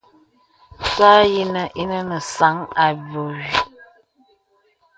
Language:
Bebele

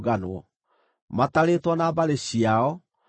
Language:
Kikuyu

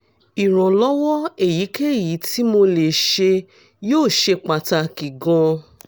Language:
Yoruba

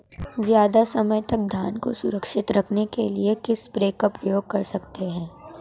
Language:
Hindi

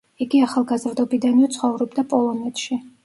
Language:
Georgian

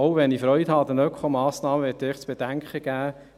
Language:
Swiss German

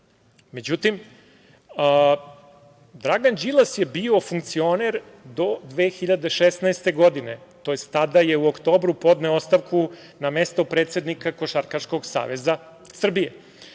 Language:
Serbian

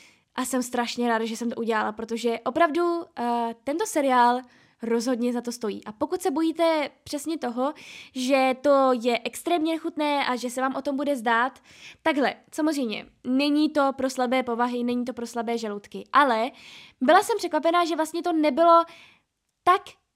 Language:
Czech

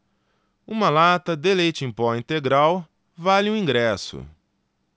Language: Portuguese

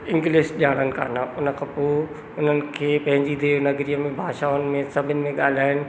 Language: Sindhi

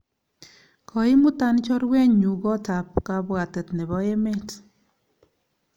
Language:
Kalenjin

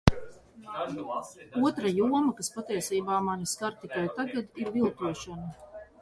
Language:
Latvian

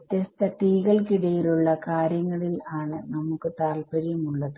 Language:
Malayalam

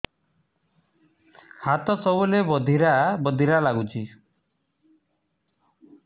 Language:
Odia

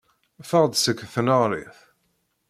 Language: Kabyle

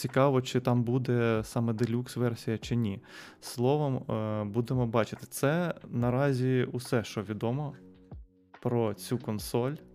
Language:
Ukrainian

